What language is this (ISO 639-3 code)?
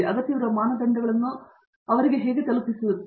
kan